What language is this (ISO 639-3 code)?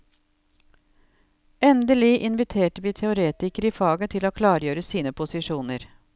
nor